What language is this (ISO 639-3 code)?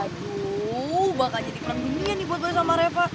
ind